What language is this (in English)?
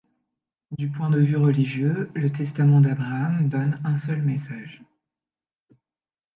French